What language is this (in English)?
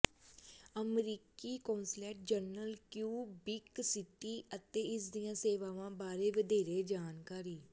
Punjabi